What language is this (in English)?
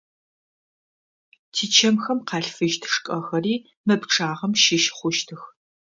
Adyghe